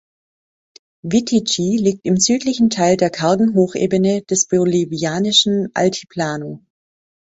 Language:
German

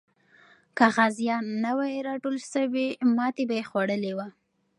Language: Pashto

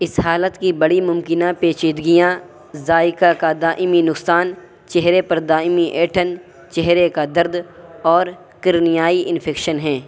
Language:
Urdu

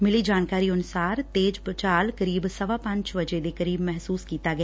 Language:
Punjabi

